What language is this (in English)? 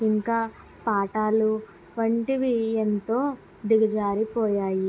Telugu